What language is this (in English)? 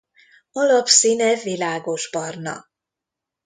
Hungarian